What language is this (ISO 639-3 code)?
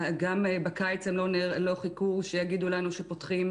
heb